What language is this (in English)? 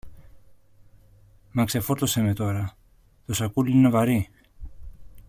Greek